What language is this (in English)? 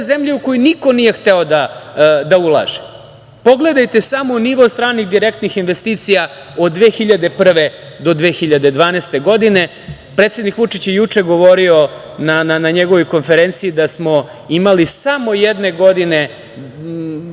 Serbian